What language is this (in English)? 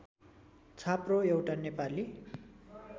Nepali